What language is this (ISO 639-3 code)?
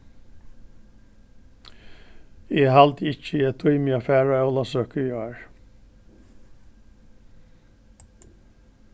fao